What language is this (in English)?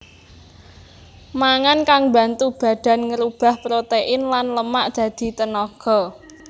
Javanese